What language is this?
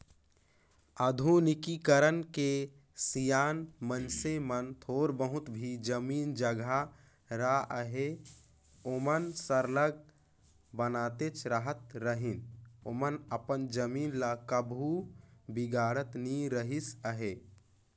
Chhattisgarhi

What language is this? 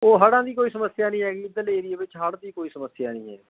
Punjabi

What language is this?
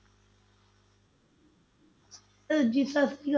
Punjabi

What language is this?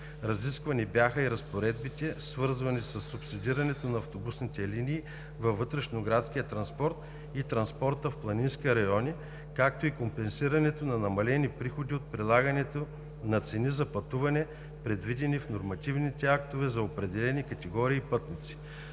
Bulgarian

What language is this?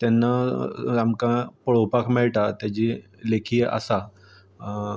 Konkani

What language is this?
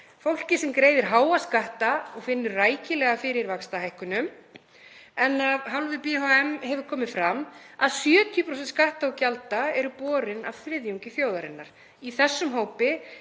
Icelandic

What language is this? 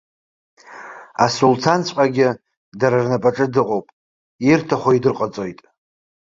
Abkhazian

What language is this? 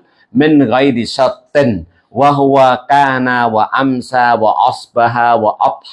Indonesian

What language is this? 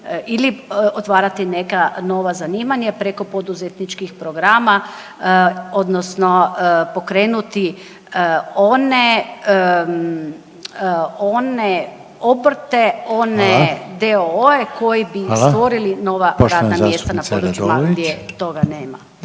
Croatian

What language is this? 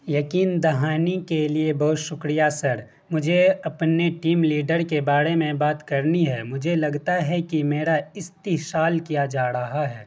Urdu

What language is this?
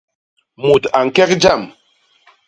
Basaa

